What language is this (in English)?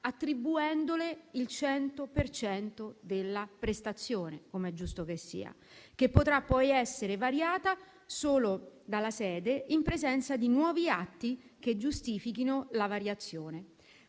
Italian